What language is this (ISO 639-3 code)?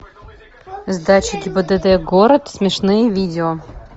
rus